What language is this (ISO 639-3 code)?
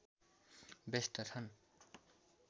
nep